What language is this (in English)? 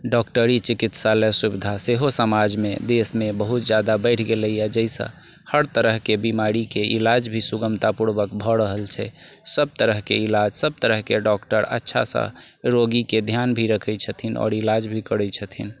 Maithili